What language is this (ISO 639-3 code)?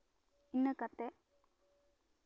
sat